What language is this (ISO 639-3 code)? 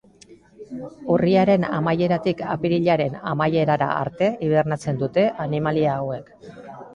eus